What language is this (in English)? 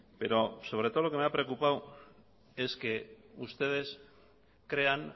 Spanish